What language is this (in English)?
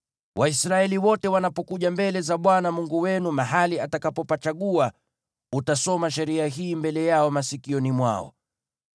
Swahili